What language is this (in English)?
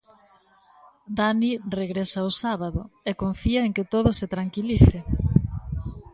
Galician